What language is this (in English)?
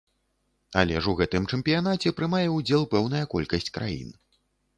Belarusian